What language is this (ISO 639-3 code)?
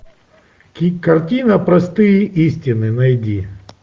rus